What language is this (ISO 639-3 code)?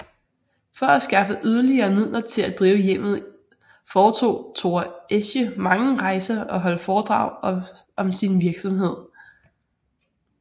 dan